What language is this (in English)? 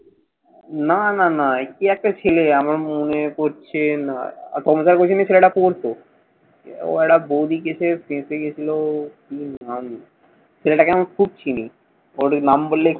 Bangla